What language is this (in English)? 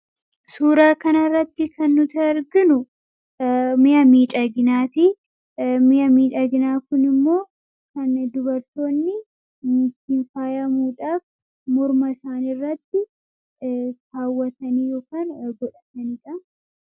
Oromo